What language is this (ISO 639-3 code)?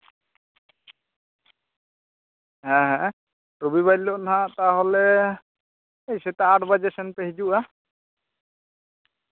sat